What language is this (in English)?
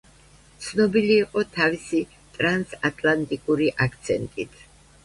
Georgian